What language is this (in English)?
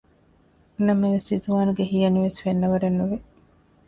Divehi